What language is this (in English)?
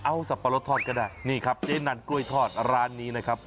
Thai